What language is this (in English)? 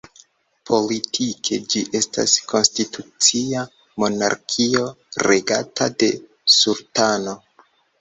Esperanto